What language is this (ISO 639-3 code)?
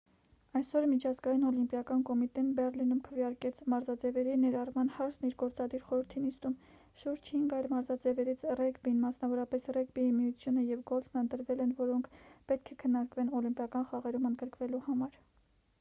hye